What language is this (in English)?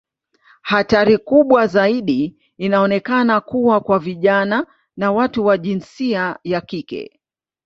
Swahili